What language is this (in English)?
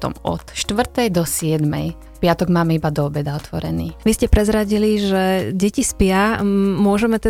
Slovak